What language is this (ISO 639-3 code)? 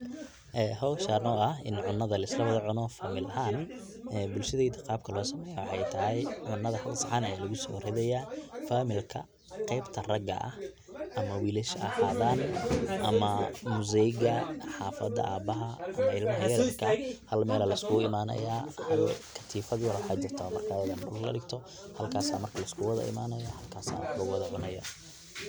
som